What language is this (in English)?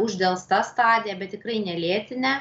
Lithuanian